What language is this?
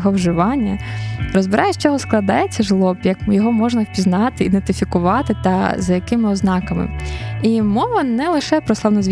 Ukrainian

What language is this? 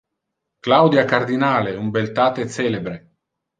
Interlingua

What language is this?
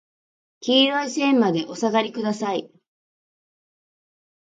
Japanese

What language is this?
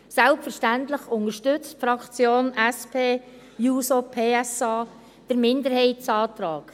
Swiss German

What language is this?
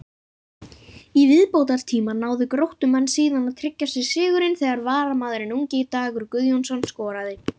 Icelandic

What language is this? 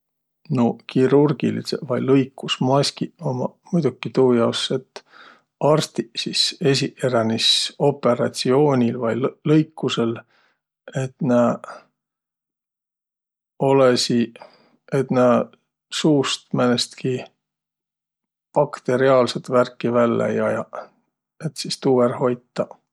Võro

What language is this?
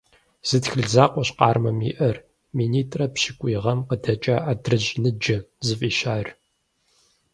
Kabardian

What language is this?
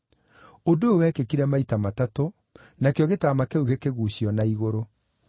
Kikuyu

